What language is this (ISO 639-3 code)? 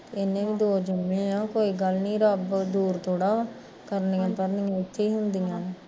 pan